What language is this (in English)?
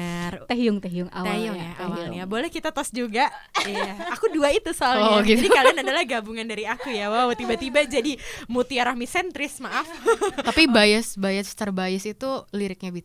Indonesian